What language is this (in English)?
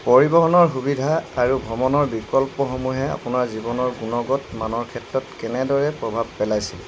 Assamese